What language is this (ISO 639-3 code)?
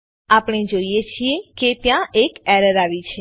guj